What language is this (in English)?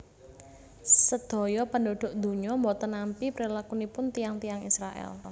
Javanese